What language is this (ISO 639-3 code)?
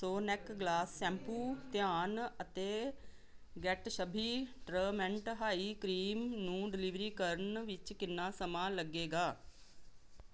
pan